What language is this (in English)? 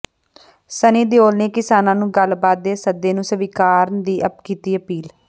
Punjabi